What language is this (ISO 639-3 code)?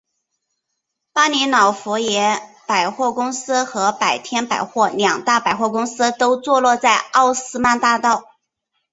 zho